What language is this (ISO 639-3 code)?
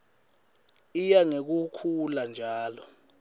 ssw